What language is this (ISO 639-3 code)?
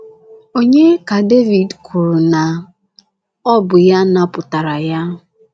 ibo